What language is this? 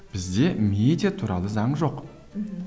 Kazakh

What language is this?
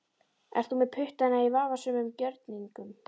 Icelandic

